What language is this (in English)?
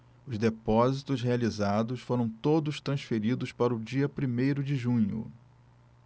Portuguese